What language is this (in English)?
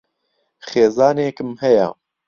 Central Kurdish